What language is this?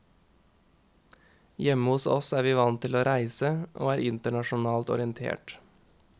Norwegian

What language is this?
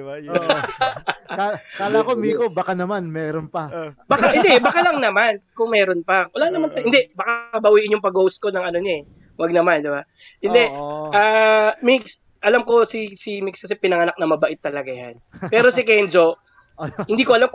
Filipino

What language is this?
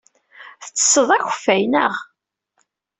Kabyle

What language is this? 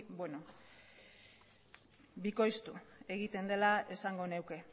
Basque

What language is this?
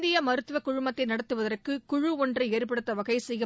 Tamil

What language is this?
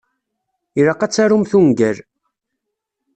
Kabyle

